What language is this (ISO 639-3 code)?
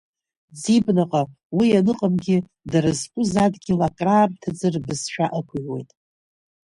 abk